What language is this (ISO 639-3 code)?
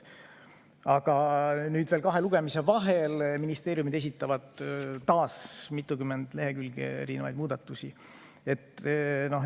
est